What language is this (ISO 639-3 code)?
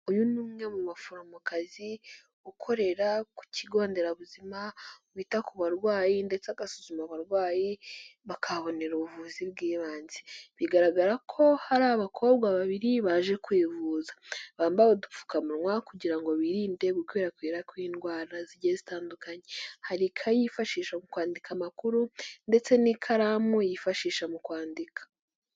kin